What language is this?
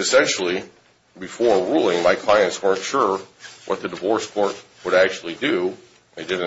English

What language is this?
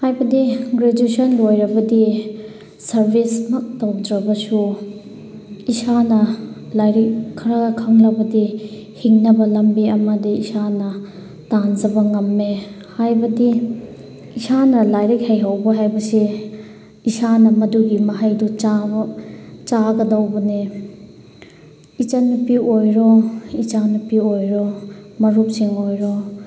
Manipuri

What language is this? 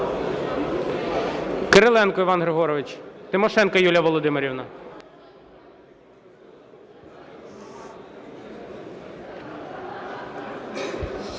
Ukrainian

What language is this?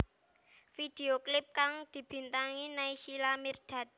Javanese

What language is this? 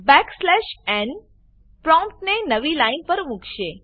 Gujarati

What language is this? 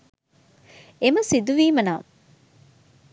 Sinhala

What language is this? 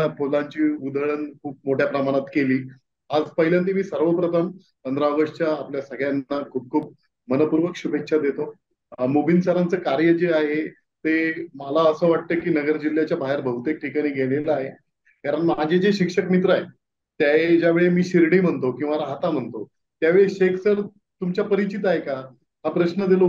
Hindi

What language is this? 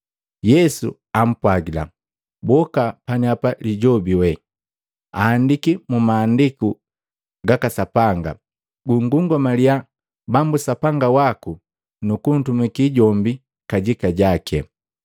Matengo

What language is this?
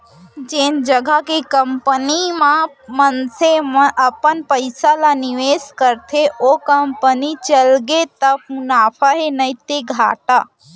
Chhattisgarhi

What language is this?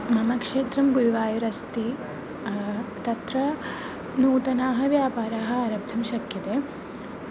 Sanskrit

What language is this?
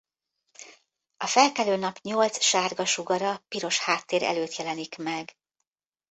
Hungarian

